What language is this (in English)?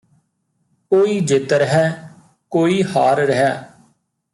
Punjabi